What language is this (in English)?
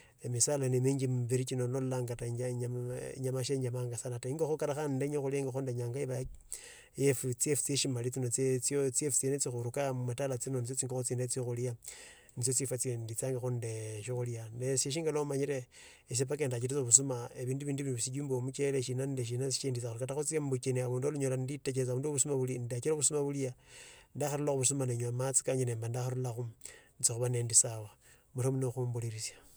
Tsotso